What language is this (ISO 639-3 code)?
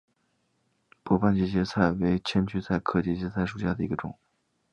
zho